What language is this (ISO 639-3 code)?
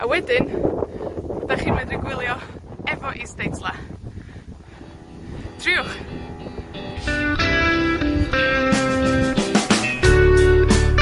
cym